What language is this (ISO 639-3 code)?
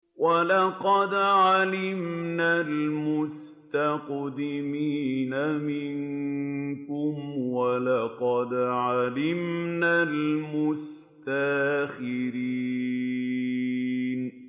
ara